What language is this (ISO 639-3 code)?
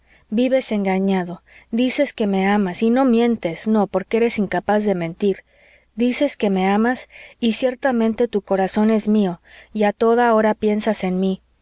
spa